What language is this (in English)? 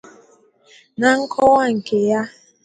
Igbo